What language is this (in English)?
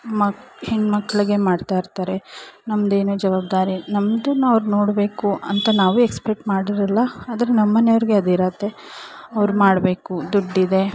Kannada